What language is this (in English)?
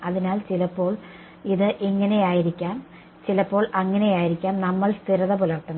Malayalam